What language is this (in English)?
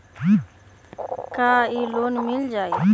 Magahi